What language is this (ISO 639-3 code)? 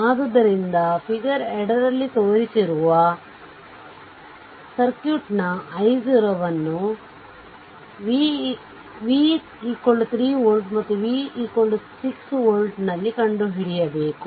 kan